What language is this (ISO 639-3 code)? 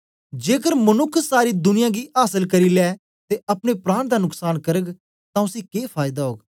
doi